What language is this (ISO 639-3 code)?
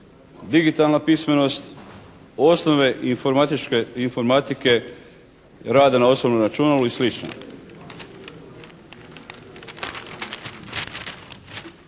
hrv